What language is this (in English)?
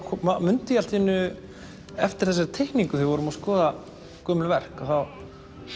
Icelandic